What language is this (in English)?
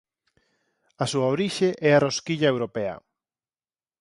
Galician